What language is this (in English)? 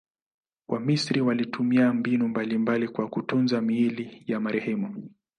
Swahili